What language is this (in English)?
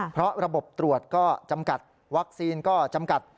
Thai